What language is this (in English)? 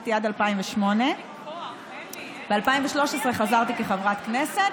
Hebrew